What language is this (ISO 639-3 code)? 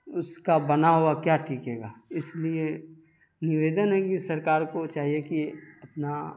urd